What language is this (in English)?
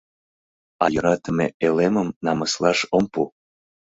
Mari